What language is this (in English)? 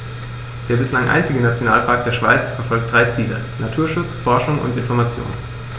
German